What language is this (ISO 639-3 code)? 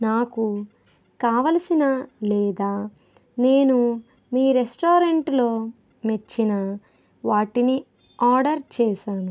tel